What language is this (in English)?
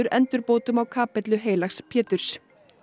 Icelandic